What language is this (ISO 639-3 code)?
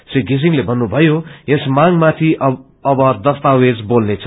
nep